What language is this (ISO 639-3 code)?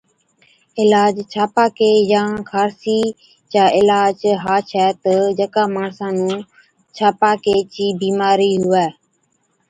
odk